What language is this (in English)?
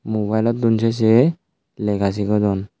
Chakma